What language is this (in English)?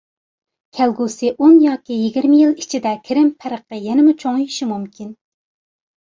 Uyghur